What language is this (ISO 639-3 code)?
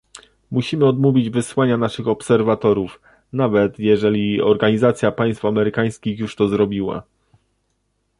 pol